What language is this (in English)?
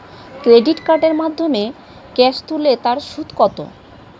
Bangla